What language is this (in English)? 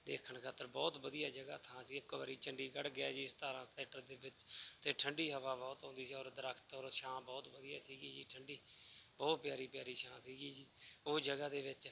Punjabi